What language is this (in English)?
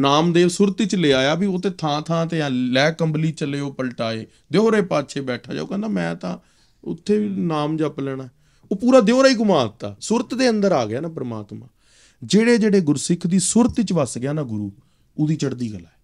Punjabi